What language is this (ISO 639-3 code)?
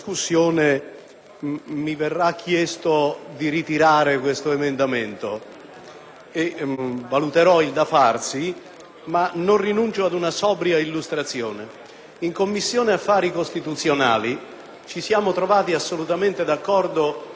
ita